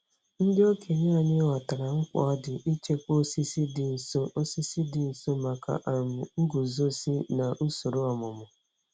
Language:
Igbo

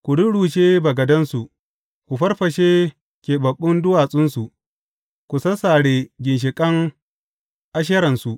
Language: Hausa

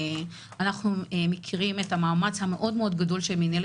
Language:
Hebrew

